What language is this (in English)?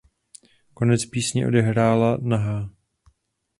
Czech